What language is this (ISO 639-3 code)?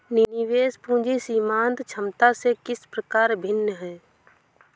hin